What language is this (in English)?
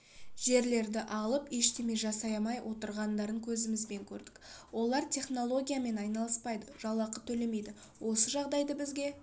Kazakh